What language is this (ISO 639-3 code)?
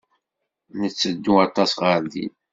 kab